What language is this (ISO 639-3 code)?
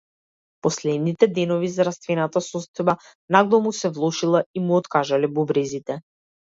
mkd